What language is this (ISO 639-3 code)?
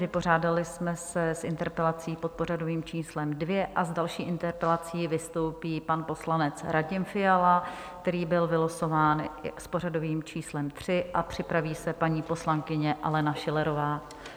ces